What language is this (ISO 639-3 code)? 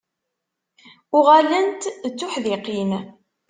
kab